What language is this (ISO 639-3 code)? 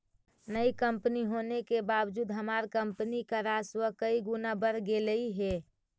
mag